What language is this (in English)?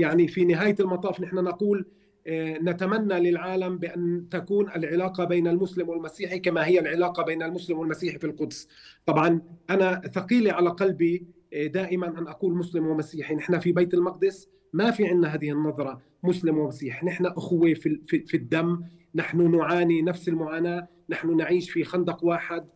Arabic